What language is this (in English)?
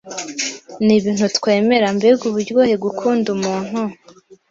Kinyarwanda